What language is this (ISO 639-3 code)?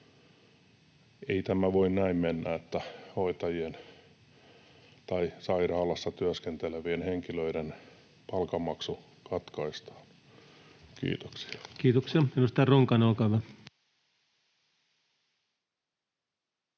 fin